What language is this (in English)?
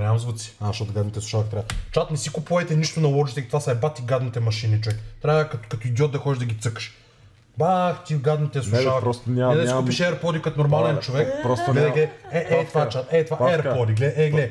Bulgarian